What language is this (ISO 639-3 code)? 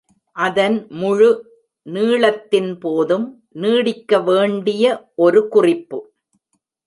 tam